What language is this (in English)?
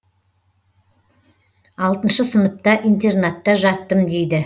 Kazakh